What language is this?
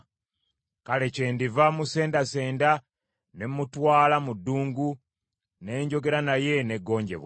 Ganda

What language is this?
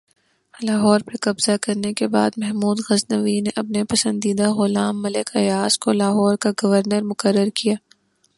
Urdu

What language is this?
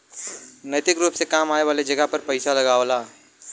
Bhojpuri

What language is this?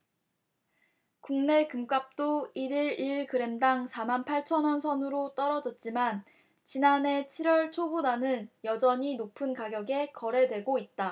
Korean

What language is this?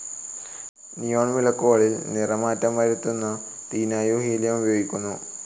Malayalam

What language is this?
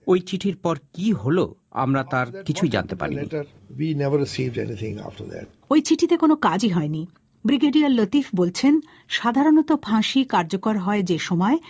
Bangla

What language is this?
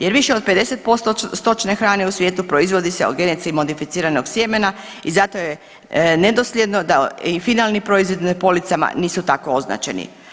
Croatian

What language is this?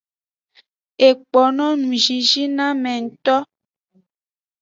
Aja (Benin)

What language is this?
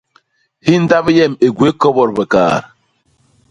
Basaa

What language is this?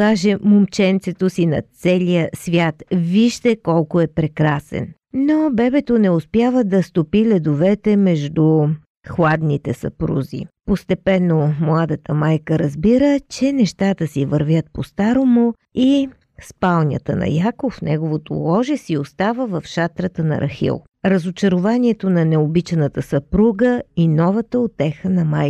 Bulgarian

